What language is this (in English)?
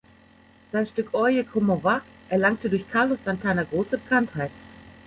German